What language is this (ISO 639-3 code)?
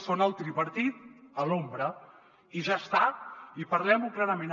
cat